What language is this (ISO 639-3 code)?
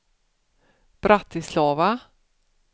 swe